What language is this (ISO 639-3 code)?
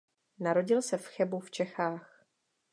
ces